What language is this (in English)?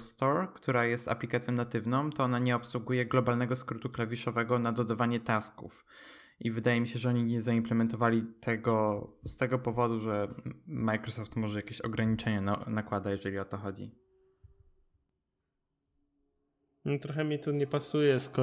Polish